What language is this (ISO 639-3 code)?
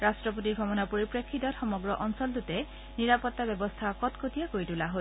asm